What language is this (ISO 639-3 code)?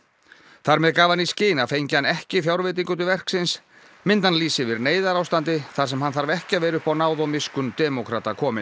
isl